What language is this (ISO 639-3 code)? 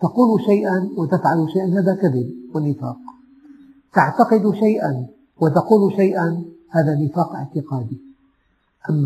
ara